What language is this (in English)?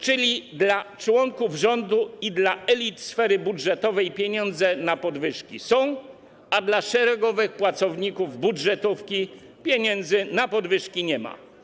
Polish